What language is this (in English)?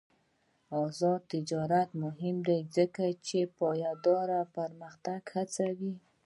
Pashto